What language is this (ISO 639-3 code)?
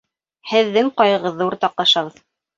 bak